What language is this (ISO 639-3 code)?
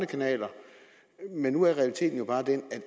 dan